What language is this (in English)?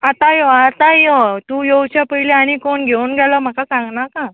Konkani